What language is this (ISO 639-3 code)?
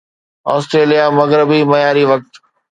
snd